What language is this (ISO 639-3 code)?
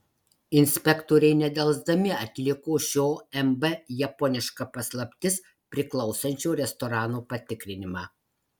lit